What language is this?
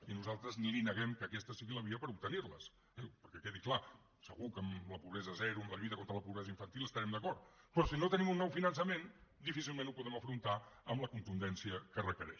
Catalan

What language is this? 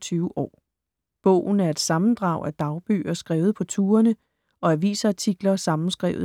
Danish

